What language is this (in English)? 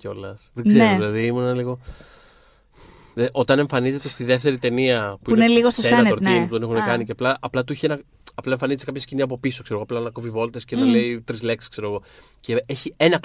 Greek